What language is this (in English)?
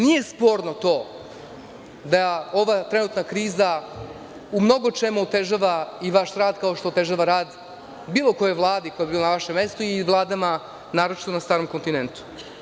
Serbian